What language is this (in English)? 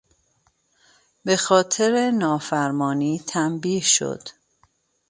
Persian